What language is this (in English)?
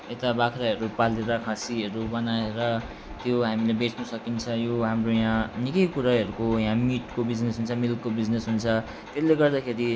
Nepali